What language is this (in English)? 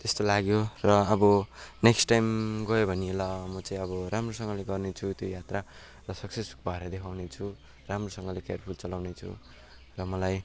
Nepali